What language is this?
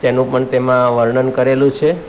Gujarati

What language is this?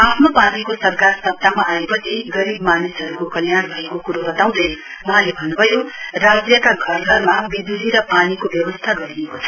Nepali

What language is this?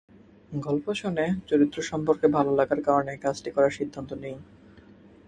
Bangla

